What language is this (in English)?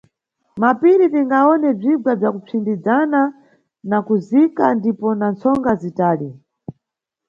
Nyungwe